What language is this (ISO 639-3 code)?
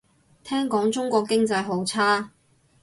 yue